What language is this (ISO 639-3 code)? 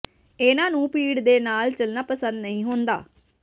pan